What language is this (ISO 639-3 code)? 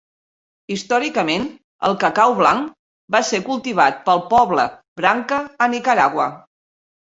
cat